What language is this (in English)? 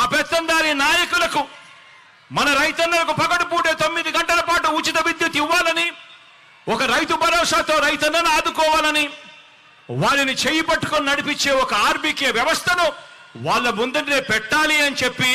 Telugu